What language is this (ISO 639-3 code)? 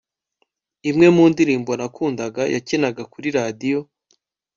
kin